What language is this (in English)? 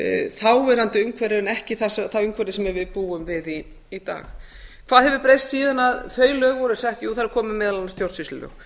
Icelandic